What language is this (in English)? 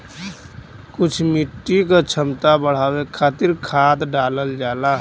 Bhojpuri